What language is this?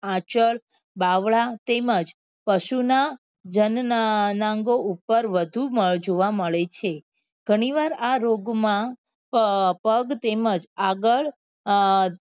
Gujarati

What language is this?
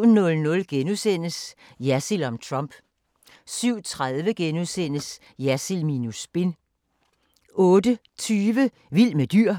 Danish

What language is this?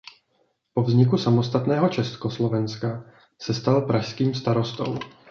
Czech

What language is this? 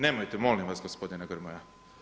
Croatian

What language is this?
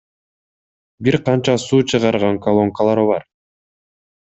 Kyrgyz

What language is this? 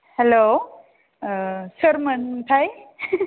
Bodo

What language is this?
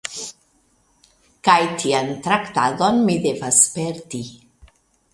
Esperanto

